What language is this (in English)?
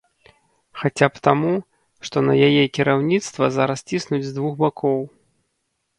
Belarusian